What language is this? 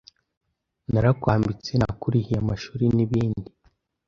Kinyarwanda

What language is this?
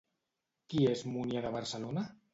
Catalan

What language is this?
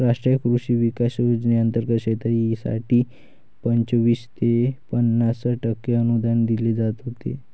Marathi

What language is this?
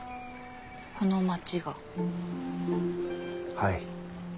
Japanese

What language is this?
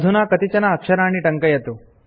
Sanskrit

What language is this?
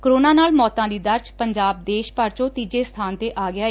Punjabi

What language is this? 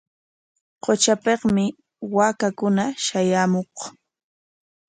Corongo Ancash Quechua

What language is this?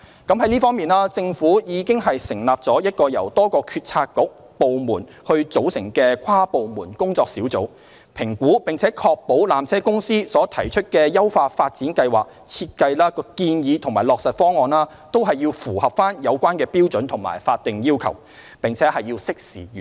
Cantonese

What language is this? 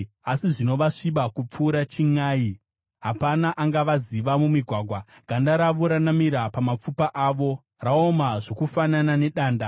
Shona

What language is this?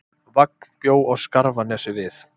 Icelandic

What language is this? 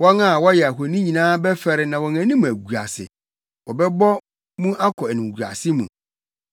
Akan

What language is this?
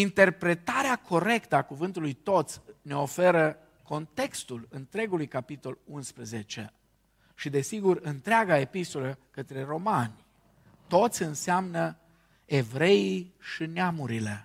Romanian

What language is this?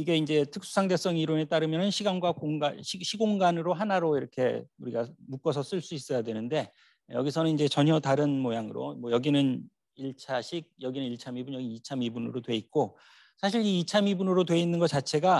Korean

